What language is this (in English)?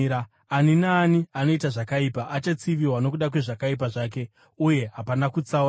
Shona